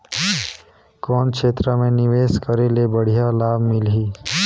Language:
Chhattisgarhi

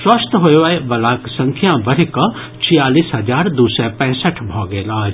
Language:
Maithili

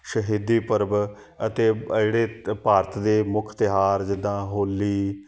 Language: Punjabi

